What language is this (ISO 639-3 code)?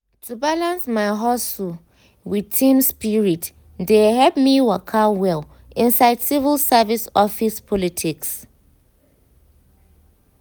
pcm